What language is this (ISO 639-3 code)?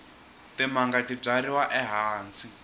tso